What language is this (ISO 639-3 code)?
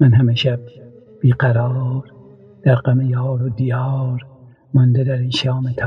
fas